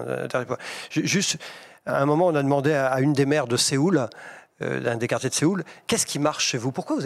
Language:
French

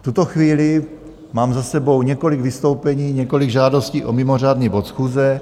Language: Czech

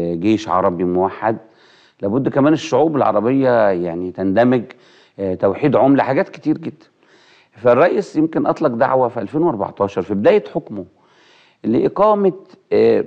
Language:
Arabic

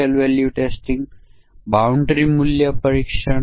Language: Gujarati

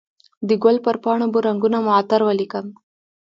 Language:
Pashto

